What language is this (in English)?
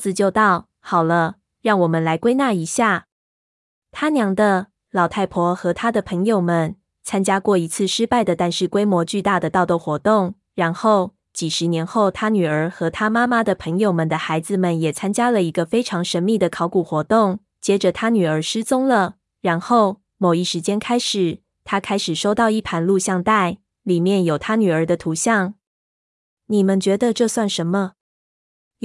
Chinese